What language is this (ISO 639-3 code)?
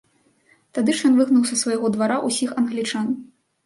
bel